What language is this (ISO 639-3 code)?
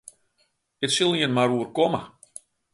fry